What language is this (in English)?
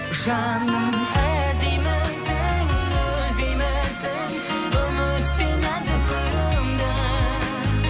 Kazakh